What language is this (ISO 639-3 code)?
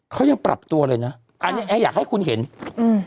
tha